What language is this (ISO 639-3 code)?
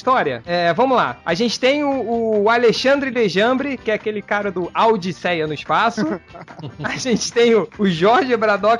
por